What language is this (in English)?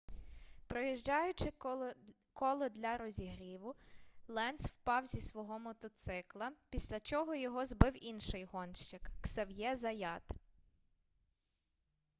Ukrainian